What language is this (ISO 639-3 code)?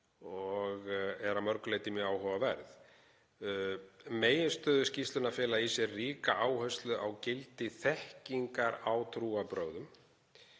isl